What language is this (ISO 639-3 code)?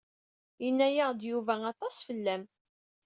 kab